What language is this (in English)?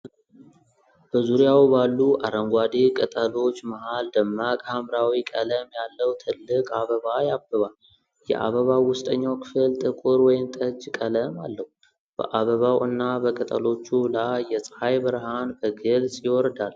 Amharic